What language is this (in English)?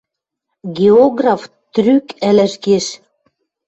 Western Mari